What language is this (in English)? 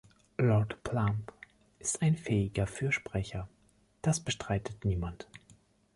German